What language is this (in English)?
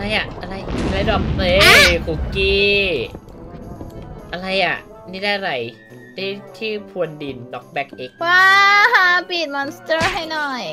Thai